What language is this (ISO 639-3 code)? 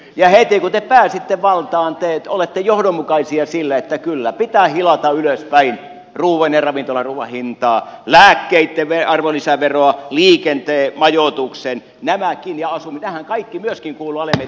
fin